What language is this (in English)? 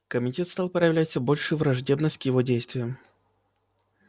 Russian